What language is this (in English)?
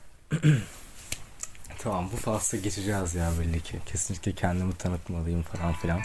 Turkish